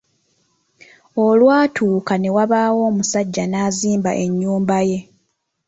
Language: Ganda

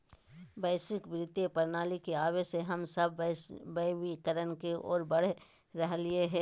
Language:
Magahi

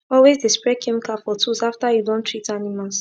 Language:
Nigerian Pidgin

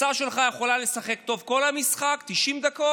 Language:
Hebrew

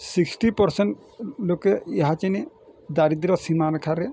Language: Odia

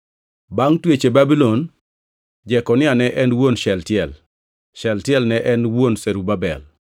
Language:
Luo (Kenya and Tanzania)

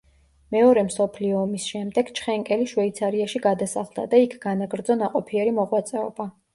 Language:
Georgian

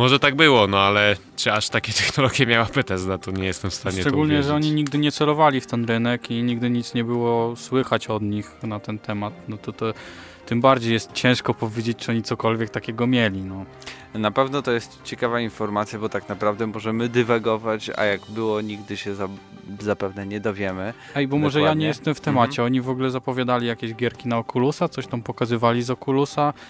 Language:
Polish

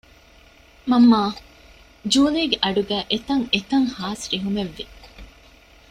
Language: Divehi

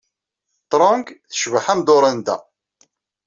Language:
Kabyle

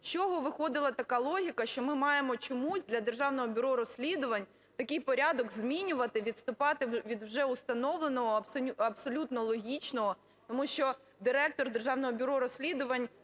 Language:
Ukrainian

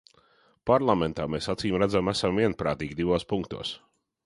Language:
Latvian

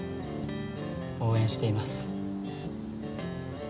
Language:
Japanese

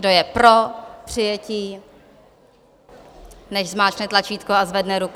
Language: Czech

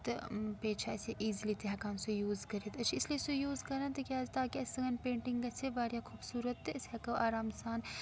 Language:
Kashmiri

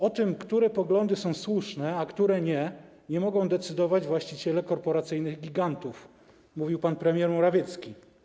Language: Polish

